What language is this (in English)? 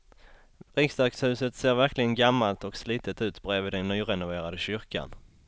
Swedish